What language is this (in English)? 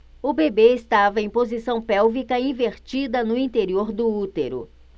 Portuguese